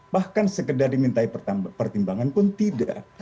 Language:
Indonesian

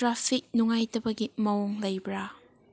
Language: Manipuri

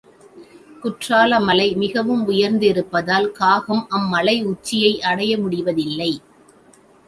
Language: Tamil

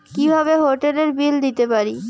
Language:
Bangla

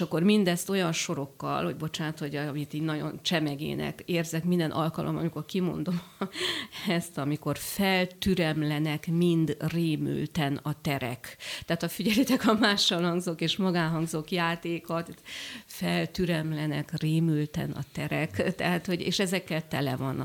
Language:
Hungarian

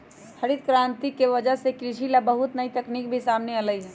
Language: Magahi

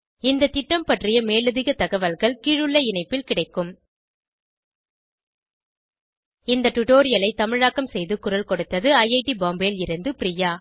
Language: Tamil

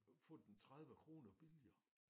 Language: Danish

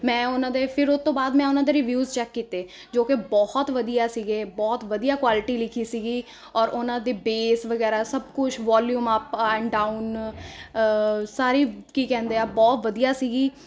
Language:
Punjabi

